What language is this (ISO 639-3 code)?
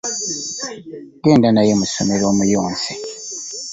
lug